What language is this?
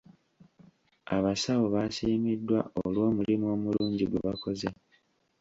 Ganda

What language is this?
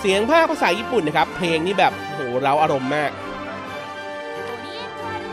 Thai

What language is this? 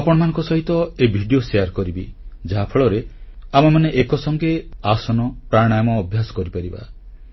Odia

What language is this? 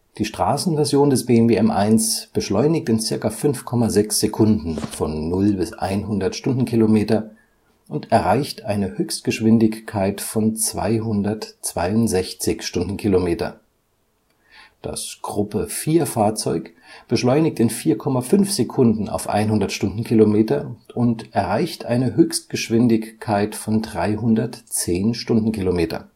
German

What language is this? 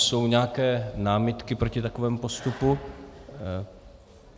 Czech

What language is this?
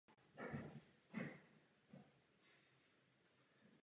Czech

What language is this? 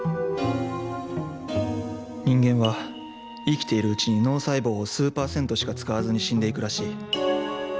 Japanese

